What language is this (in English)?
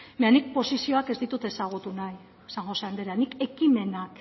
Basque